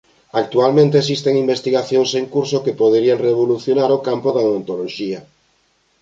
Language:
Galician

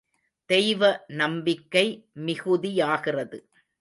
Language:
Tamil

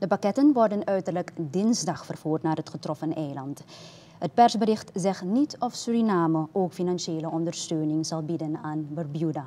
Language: Dutch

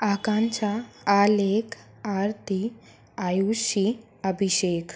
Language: Hindi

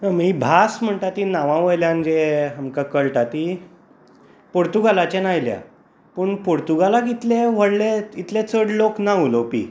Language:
Konkani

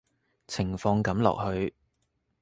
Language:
Cantonese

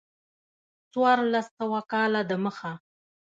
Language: Pashto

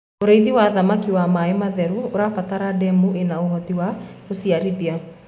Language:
Kikuyu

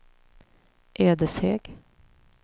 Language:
Swedish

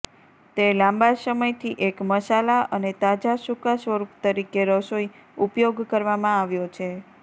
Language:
Gujarati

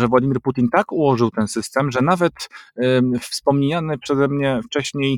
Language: Polish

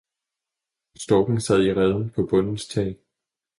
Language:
Danish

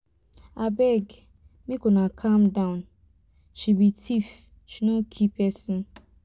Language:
Nigerian Pidgin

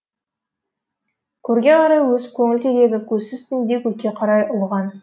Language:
Kazakh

